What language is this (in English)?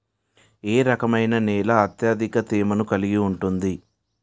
Telugu